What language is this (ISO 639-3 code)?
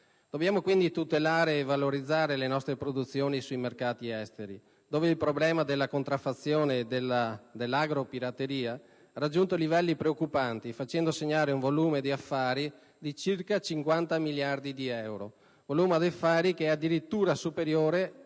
ita